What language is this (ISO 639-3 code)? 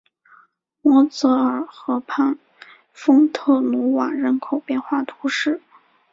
zho